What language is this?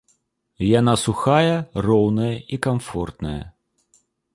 Belarusian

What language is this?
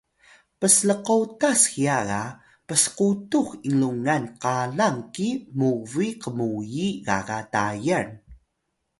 Atayal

